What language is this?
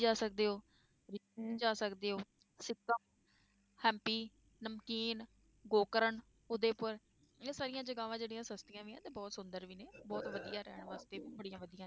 Punjabi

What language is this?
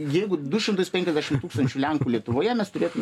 Lithuanian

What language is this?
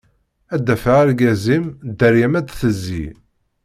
Kabyle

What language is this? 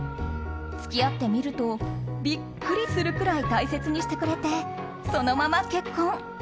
Japanese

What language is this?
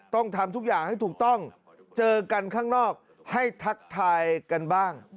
Thai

